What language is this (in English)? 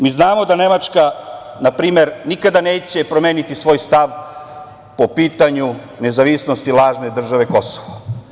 Serbian